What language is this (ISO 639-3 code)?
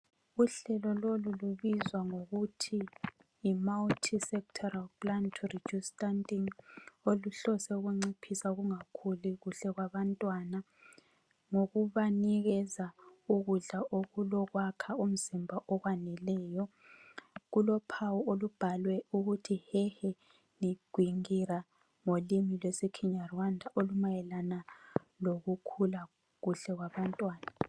nde